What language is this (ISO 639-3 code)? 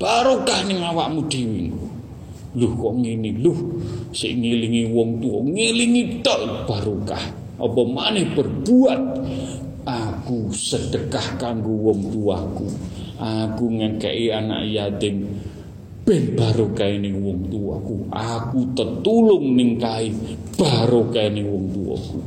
msa